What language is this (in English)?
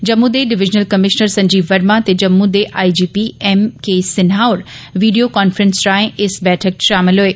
Dogri